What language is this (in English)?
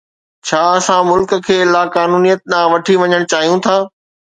Sindhi